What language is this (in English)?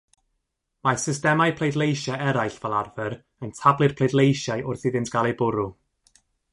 Welsh